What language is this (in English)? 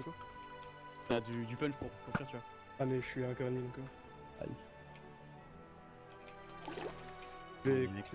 French